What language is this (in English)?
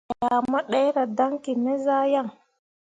Mundang